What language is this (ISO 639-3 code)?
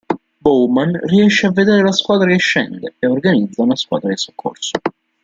ita